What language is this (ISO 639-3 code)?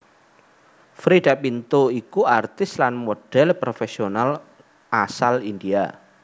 jav